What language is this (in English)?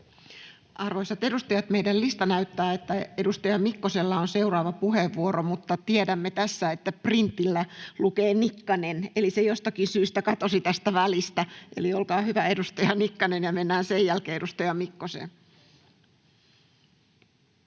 Finnish